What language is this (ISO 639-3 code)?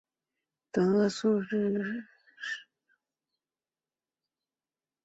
zho